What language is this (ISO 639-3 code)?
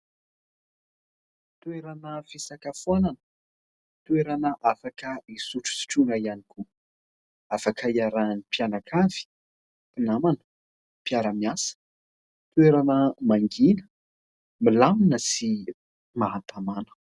mlg